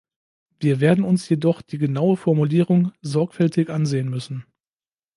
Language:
German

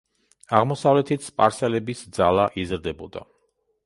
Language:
Georgian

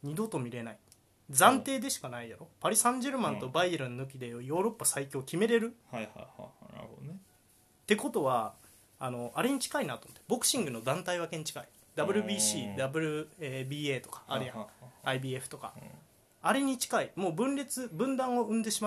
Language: Japanese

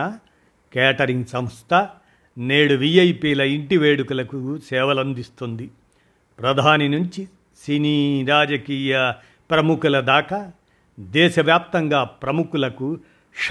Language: Telugu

